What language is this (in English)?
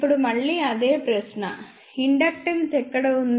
Telugu